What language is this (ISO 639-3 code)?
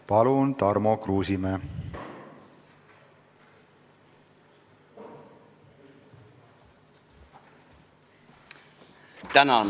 est